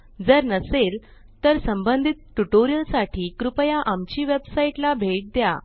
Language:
Marathi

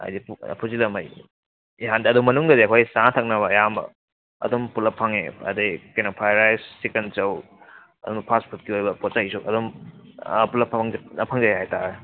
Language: Manipuri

